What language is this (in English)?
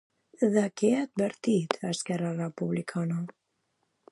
Catalan